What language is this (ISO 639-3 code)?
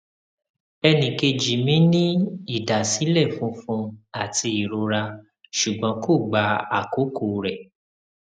yor